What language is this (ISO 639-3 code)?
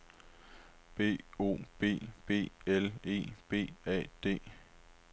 dan